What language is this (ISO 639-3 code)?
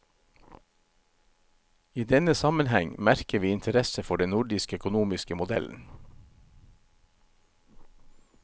nor